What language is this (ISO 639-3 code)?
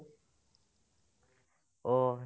asm